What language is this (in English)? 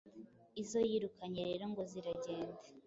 Kinyarwanda